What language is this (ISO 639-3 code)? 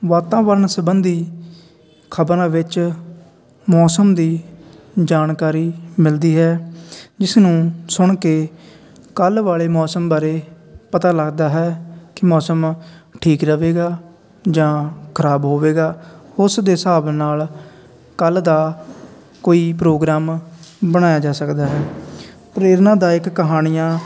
pan